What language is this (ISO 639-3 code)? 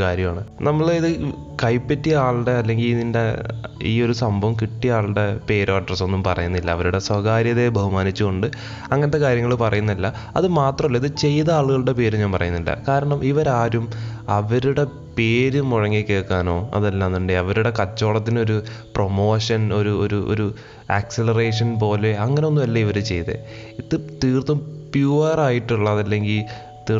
mal